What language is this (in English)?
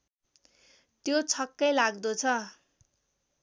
Nepali